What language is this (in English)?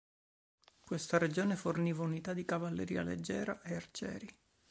Italian